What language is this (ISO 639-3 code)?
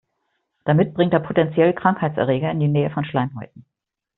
deu